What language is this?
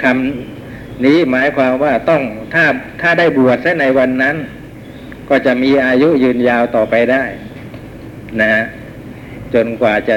Thai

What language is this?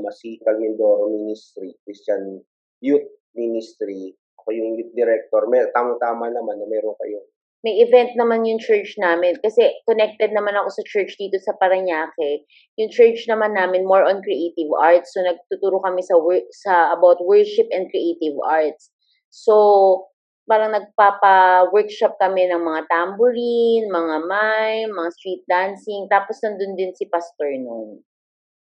Filipino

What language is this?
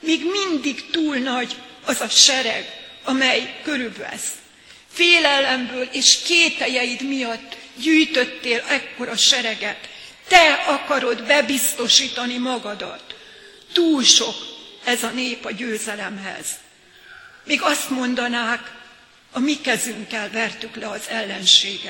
Hungarian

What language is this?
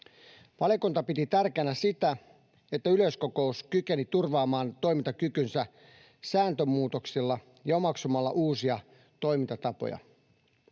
Finnish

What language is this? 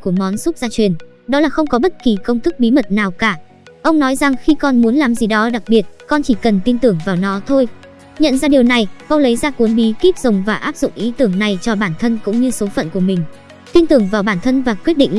Vietnamese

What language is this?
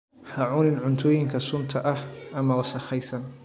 Somali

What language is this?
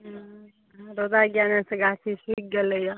Maithili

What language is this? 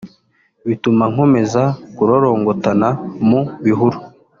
Kinyarwanda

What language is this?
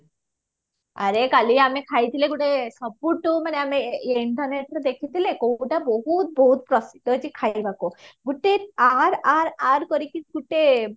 Odia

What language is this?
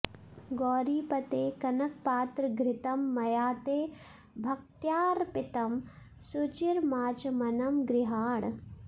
Sanskrit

